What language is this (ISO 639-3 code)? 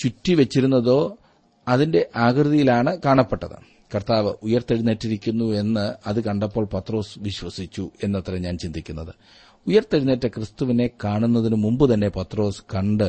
mal